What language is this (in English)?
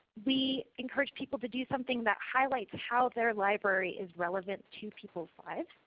English